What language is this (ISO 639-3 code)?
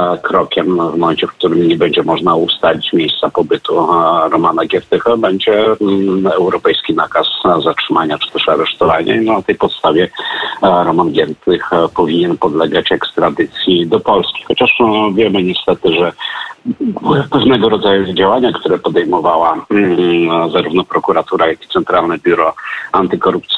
pol